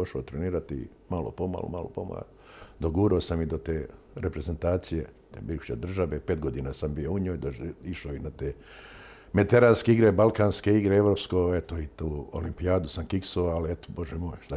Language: Croatian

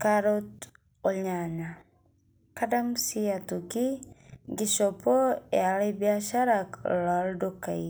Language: Masai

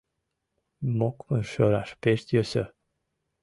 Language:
Mari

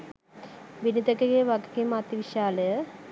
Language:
Sinhala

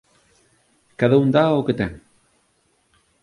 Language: Galician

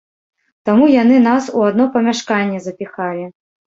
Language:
Belarusian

